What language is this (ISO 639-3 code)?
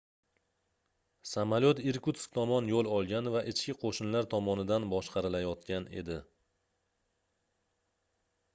uzb